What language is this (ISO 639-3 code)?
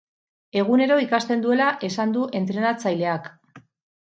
eus